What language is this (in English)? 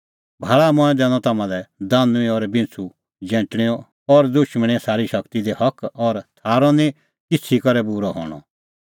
Kullu Pahari